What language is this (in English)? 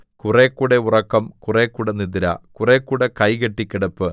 Malayalam